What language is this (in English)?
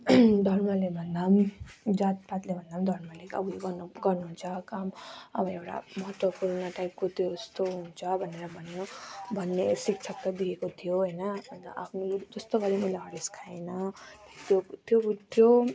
Nepali